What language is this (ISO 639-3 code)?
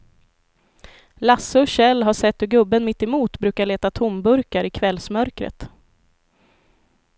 swe